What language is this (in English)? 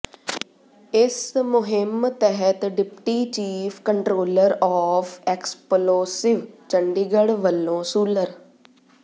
Punjabi